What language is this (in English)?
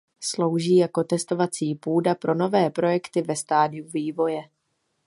Czech